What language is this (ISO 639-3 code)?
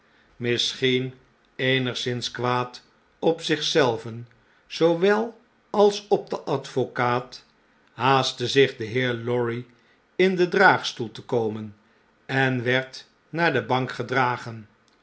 nld